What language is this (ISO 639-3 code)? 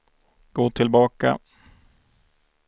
swe